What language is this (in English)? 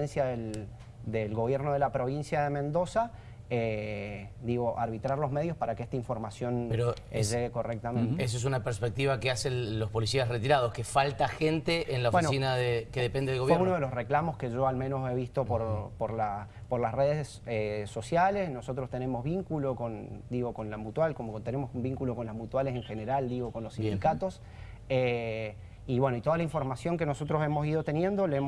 Spanish